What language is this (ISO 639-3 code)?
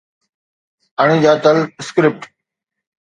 snd